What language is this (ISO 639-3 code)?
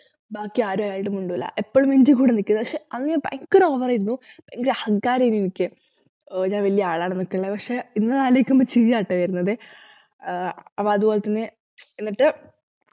mal